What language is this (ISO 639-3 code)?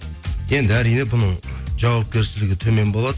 kaz